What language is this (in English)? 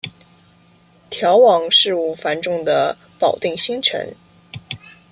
Chinese